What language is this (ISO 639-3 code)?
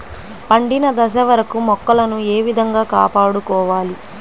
tel